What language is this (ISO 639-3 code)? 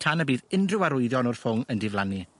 cym